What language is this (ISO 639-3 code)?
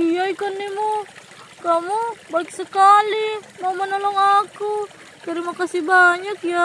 ind